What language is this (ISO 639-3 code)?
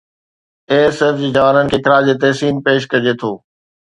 snd